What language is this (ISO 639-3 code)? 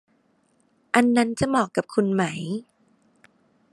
tha